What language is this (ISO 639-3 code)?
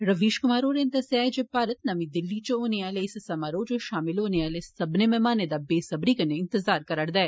doi